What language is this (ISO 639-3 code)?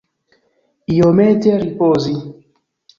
epo